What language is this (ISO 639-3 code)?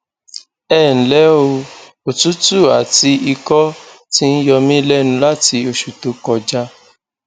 yor